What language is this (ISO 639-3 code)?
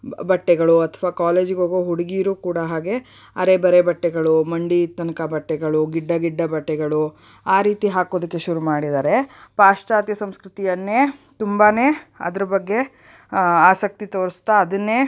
kan